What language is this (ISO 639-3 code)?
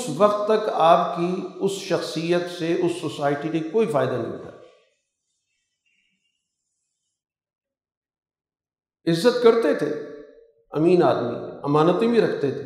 urd